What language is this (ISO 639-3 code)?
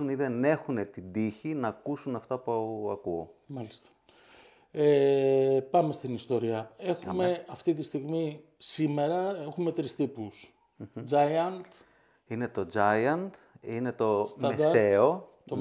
ell